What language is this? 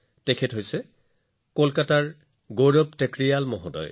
Assamese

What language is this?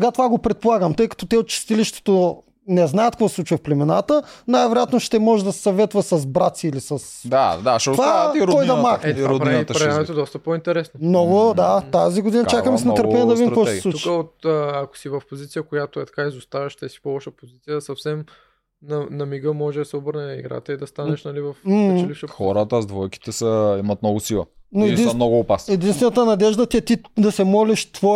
Bulgarian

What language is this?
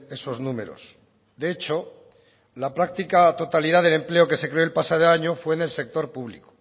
Spanish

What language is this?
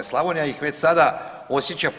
Croatian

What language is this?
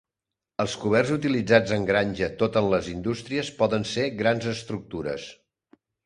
Catalan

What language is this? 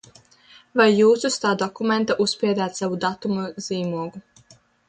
Latvian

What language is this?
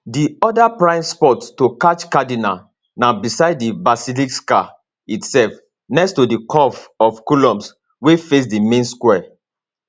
Nigerian Pidgin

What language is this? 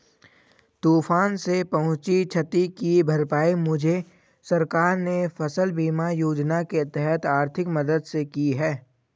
Hindi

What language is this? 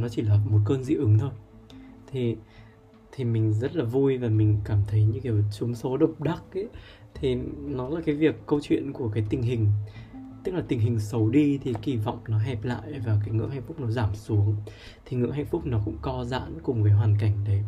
Vietnamese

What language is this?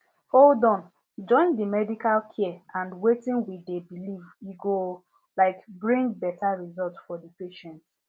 Nigerian Pidgin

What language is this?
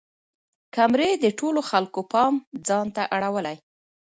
Pashto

